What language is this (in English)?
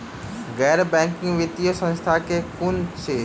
Maithili